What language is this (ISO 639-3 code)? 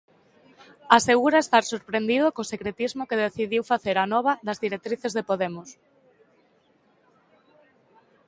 glg